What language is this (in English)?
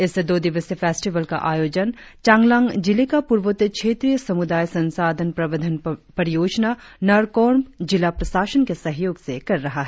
Hindi